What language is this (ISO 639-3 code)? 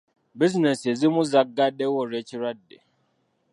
lug